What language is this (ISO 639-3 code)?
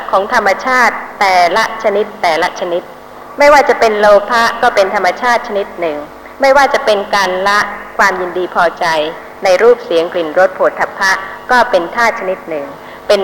tha